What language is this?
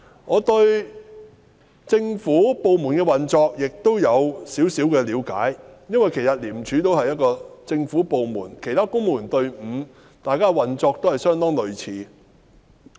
Cantonese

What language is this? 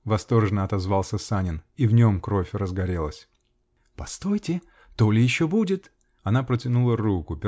Russian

